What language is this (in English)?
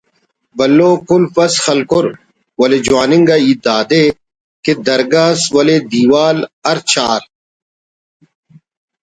Brahui